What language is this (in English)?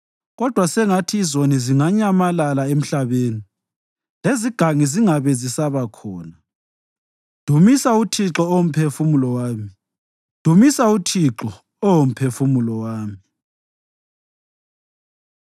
North Ndebele